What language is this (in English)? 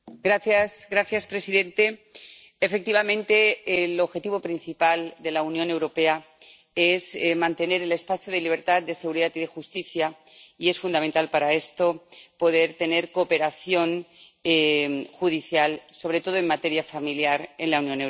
Spanish